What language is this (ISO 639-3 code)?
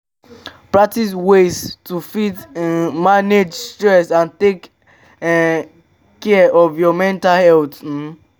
pcm